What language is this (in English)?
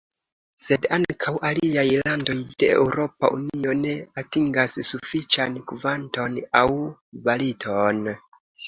Esperanto